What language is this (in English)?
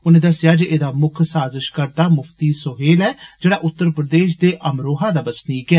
Dogri